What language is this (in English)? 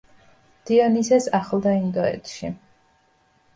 Georgian